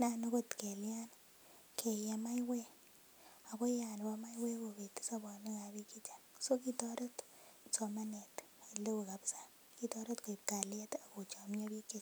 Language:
Kalenjin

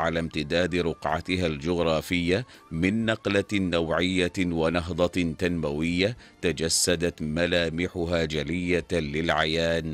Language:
Arabic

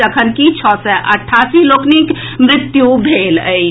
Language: Maithili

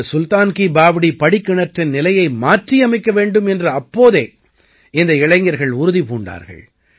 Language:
Tamil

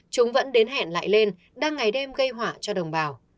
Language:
Vietnamese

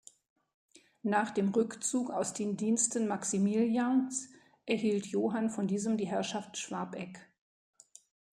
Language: German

